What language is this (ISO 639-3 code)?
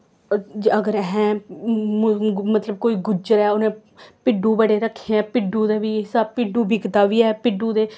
doi